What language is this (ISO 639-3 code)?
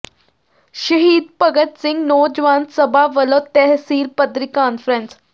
pan